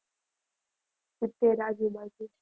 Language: Gujarati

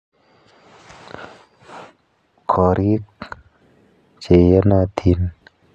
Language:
Kalenjin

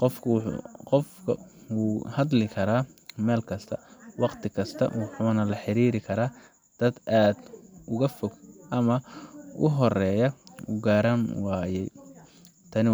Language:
Somali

